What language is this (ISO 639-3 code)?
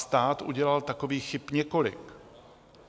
ces